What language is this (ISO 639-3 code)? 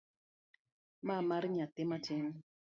luo